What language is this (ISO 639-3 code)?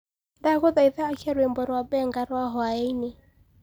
kik